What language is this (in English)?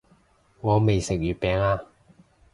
Cantonese